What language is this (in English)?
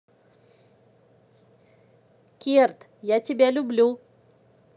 Russian